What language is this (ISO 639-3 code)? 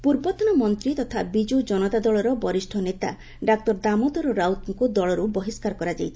ori